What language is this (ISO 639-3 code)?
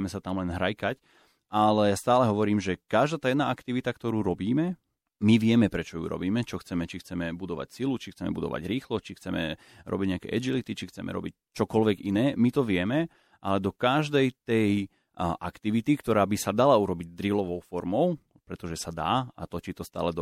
slk